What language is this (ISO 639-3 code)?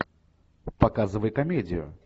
rus